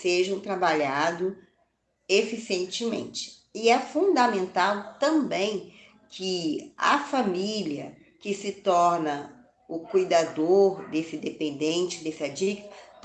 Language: Portuguese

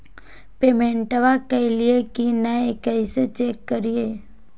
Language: Magahi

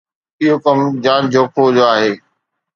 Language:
Sindhi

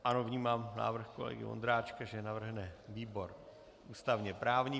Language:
Czech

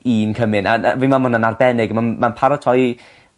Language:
Welsh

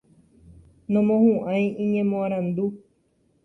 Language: Guarani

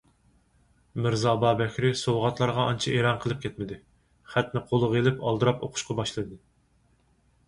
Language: Uyghur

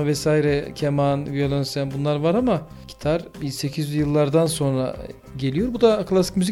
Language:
Turkish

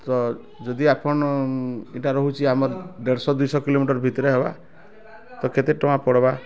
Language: Odia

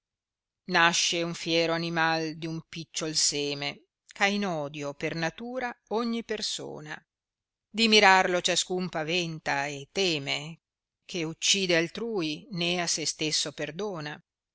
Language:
Italian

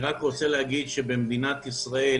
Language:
Hebrew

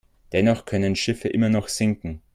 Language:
German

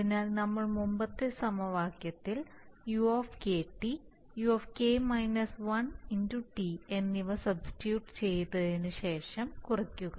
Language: Malayalam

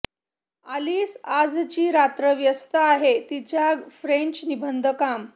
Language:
Marathi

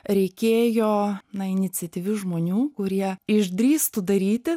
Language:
Lithuanian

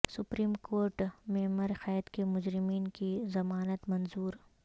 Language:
Urdu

